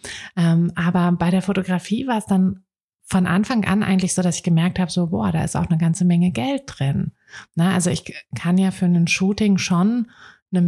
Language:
German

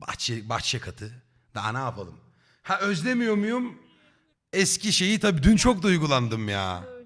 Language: Turkish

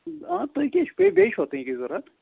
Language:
Kashmiri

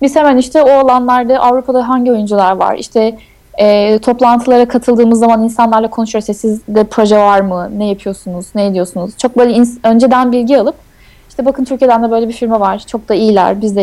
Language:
Turkish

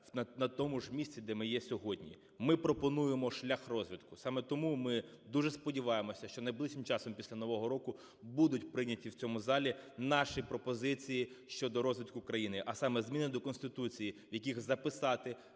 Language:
Ukrainian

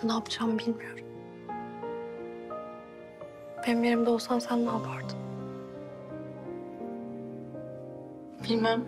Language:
Turkish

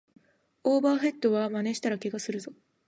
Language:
Japanese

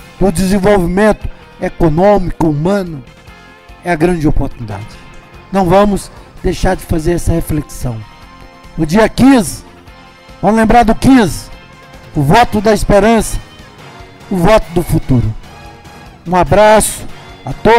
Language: Portuguese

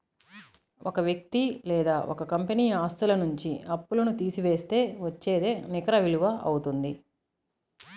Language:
Telugu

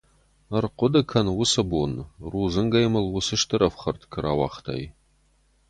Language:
Ossetic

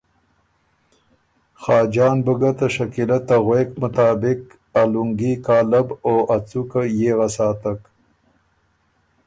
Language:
Ormuri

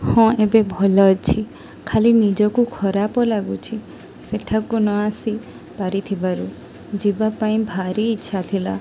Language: Odia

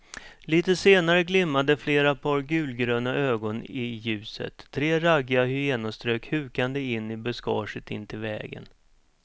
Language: Swedish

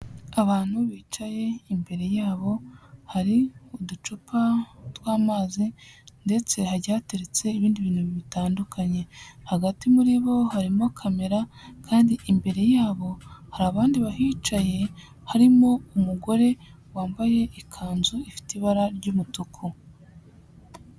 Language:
Kinyarwanda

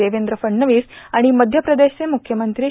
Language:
Marathi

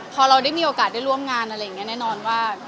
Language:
Thai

